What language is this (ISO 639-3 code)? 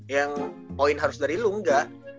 ind